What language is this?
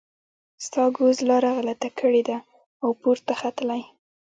Pashto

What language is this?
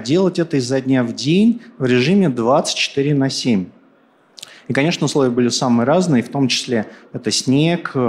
Russian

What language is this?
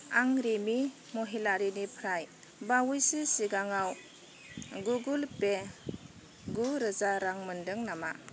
Bodo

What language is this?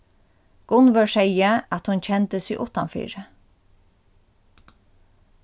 Faroese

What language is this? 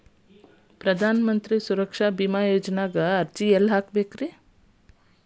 Kannada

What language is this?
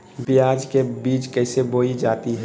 Magahi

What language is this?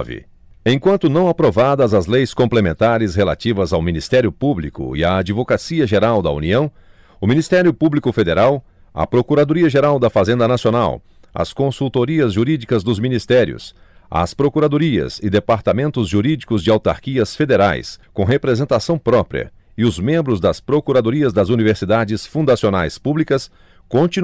Portuguese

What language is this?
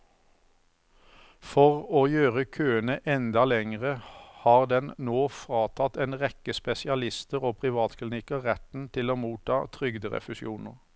Norwegian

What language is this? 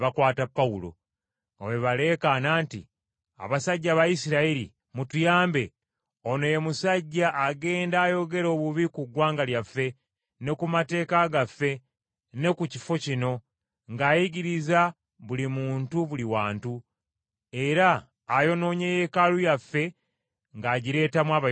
Ganda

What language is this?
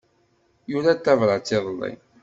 Kabyle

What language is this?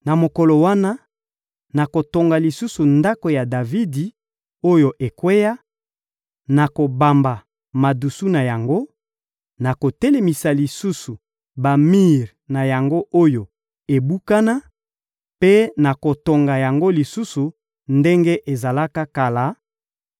Lingala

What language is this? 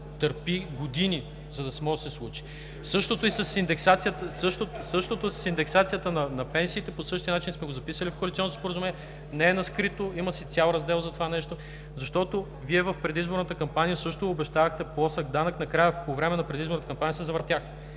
Bulgarian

